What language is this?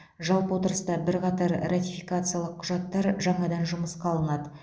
Kazakh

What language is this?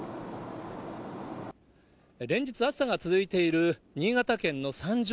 Japanese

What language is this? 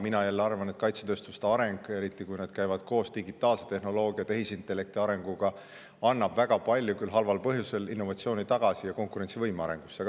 Estonian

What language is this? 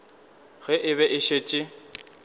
Northern Sotho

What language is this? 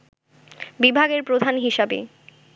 Bangla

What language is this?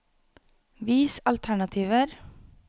Norwegian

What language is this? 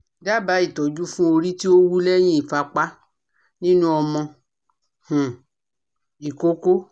Yoruba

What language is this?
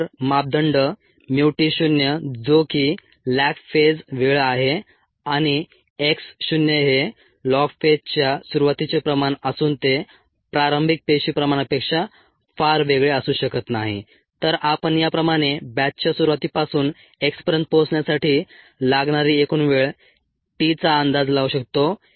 Marathi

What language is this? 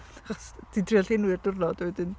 Welsh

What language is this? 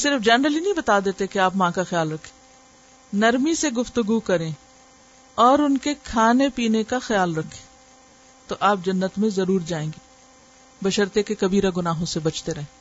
Urdu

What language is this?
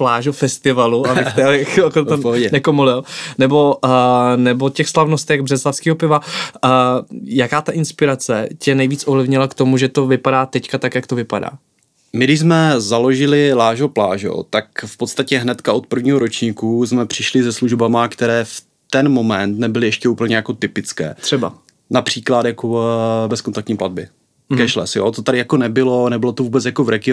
Czech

